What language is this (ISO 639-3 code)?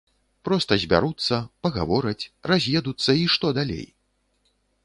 bel